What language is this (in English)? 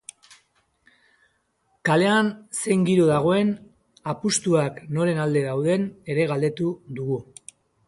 Basque